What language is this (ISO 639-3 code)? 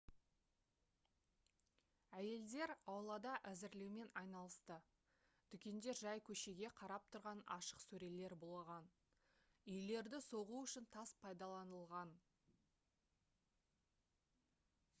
kaz